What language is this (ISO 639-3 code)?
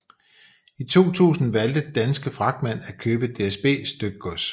dan